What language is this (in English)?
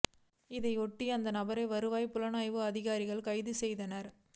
Tamil